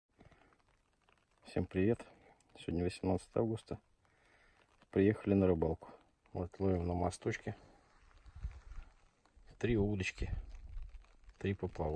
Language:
Russian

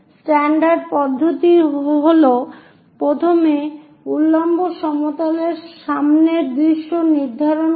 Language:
Bangla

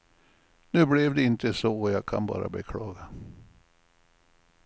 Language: Swedish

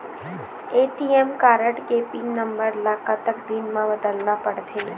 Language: Chhattisgarhi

